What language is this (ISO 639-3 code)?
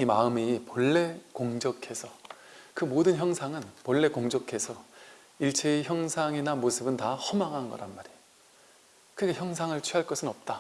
kor